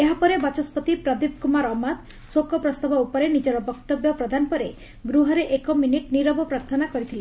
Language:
Odia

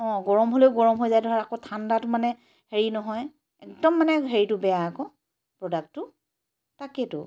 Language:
Assamese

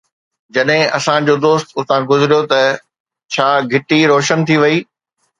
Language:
Sindhi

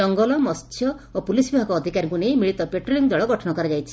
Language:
Odia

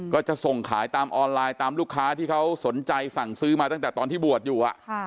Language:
Thai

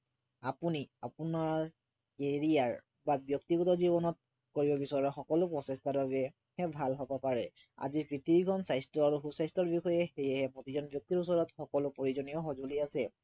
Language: Assamese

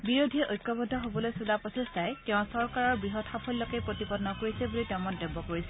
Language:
Assamese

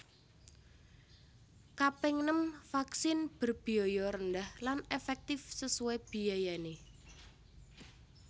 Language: Javanese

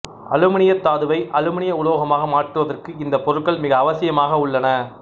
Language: Tamil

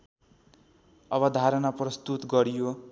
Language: Nepali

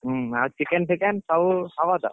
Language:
Odia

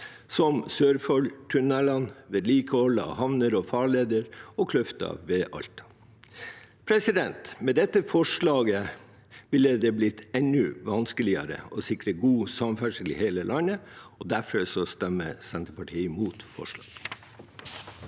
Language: Norwegian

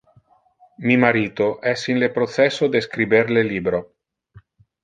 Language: Interlingua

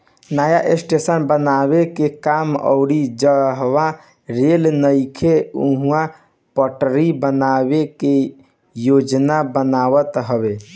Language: Bhojpuri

